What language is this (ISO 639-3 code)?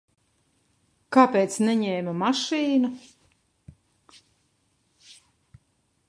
lav